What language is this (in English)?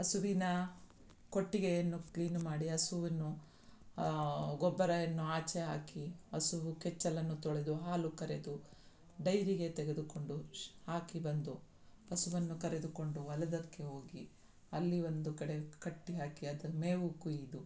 Kannada